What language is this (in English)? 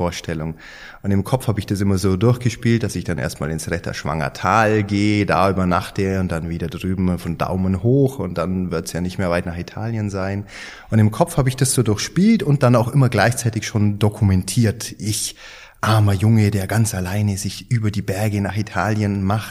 German